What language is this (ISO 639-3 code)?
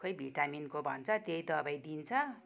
nep